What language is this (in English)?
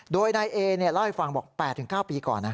Thai